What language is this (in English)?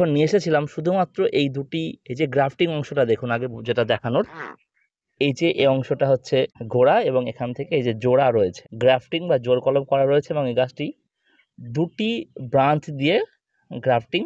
Bangla